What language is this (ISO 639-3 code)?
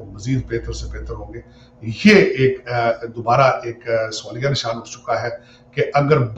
hin